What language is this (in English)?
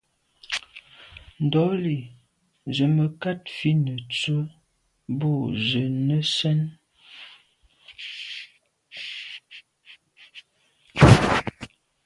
Medumba